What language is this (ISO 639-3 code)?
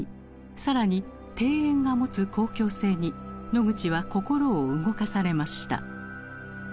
jpn